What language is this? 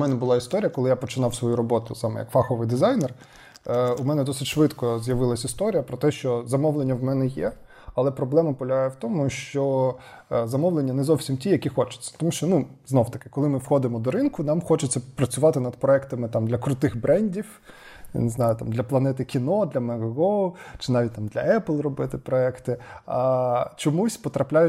Ukrainian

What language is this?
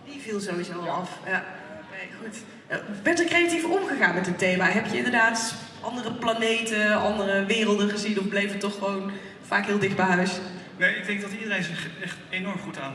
Dutch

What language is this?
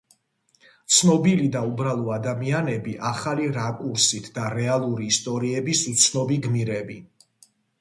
Georgian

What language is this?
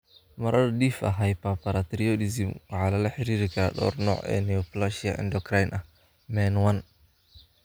Somali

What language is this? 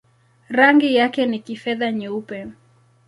Swahili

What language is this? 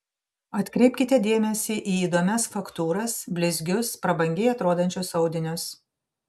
Lithuanian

